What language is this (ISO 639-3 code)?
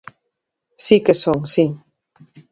glg